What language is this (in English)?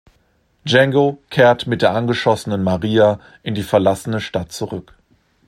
German